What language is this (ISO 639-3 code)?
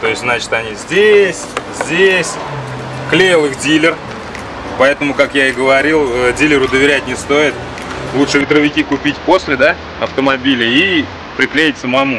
rus